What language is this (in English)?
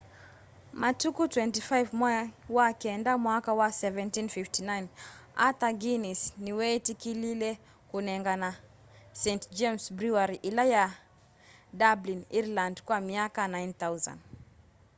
Kamba